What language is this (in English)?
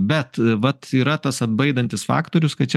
Lithuanian